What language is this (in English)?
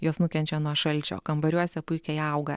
Lithuanian